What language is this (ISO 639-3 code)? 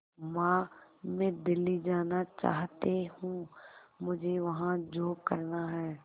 hin